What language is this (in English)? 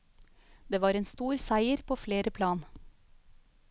Norwegian